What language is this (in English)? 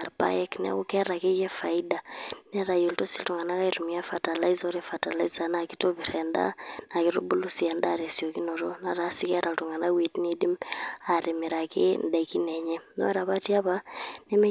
Masai